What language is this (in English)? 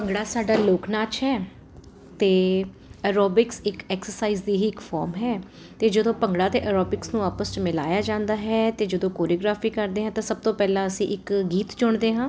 Punjabi